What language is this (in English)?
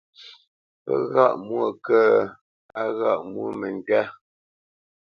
Bamenyam